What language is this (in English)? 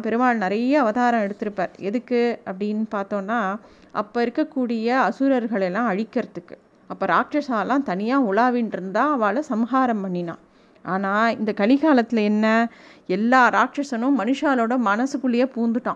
Tamil